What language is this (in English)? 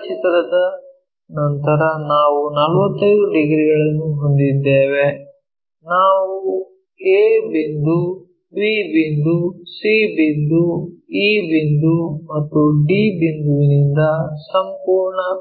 Kannada